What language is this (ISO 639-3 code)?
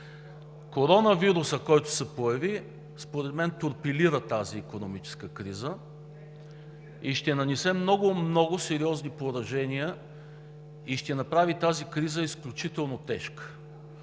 bul